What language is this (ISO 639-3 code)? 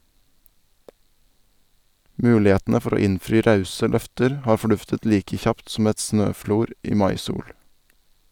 nor